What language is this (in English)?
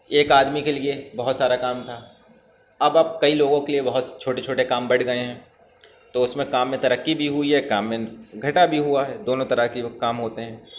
Urdu